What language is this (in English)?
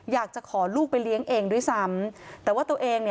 Thai